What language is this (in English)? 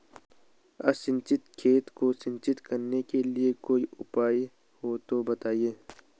Hindi